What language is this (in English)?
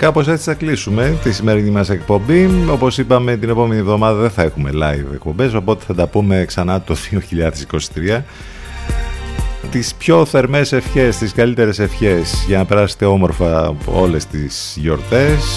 Greek